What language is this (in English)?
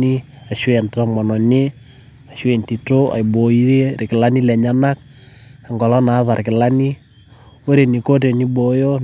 Masai